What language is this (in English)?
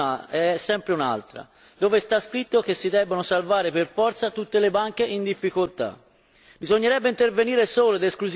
Italian